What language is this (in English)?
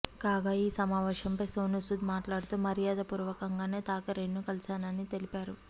Telugu